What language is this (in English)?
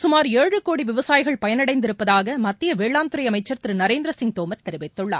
Tamil